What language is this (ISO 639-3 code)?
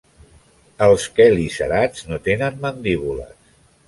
cat